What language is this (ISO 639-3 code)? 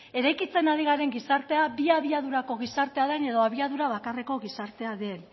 eus